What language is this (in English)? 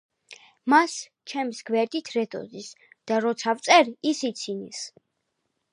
Georgian